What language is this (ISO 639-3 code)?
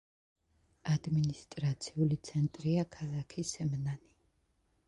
kat